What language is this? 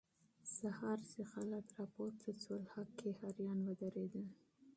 Pashto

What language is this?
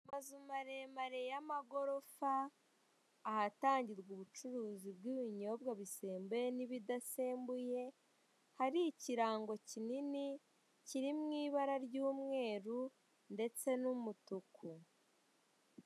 Kinyarwanda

